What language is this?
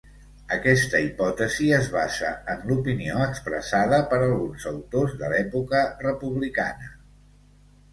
Catalan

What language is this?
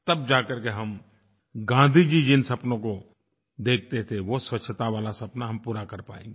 Hindi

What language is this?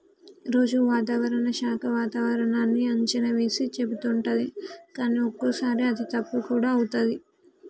Telugu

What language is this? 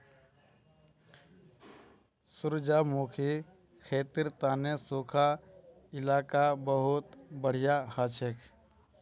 Magahi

